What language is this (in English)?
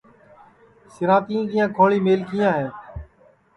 Sansi